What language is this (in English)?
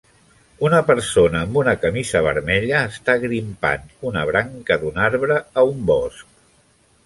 Catalan